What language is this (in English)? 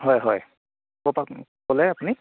Assamese